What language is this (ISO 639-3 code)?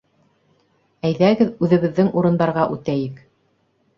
bak